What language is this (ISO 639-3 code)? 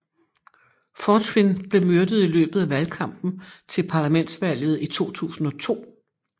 dan